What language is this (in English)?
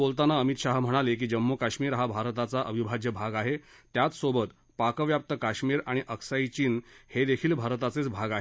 Marathi